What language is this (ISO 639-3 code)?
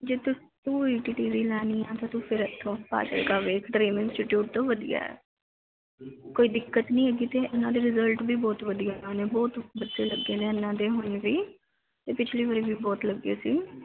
pan